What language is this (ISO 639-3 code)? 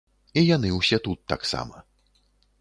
bel